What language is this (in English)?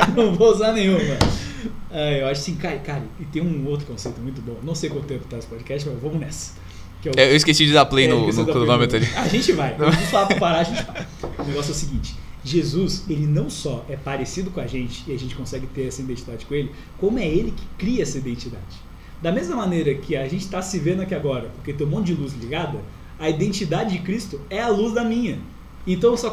Portuguese